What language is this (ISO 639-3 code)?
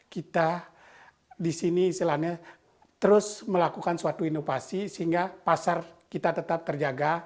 ind